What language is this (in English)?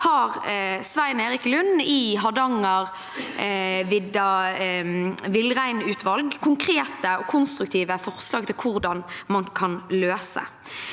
Norwegian